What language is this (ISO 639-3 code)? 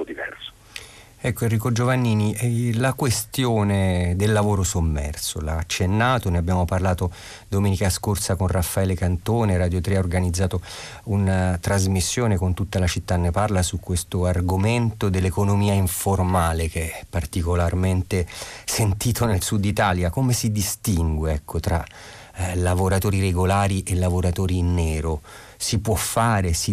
ita